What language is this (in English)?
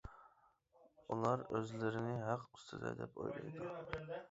Uyghur